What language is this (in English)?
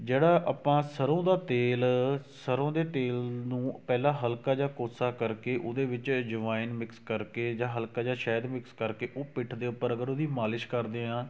Punjabi